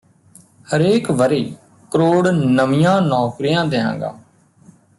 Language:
Punjabi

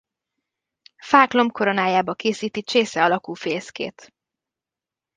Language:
Hungarian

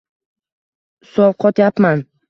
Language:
Uzbek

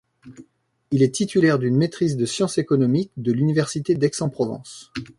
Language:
French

